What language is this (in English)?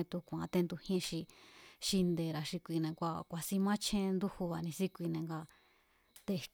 Mazatlán Mazatec